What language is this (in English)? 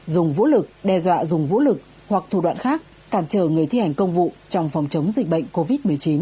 Vietnamese